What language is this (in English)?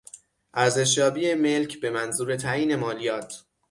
Persian